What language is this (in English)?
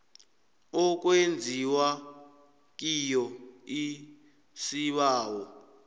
South Ndebele